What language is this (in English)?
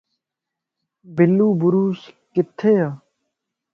Lasi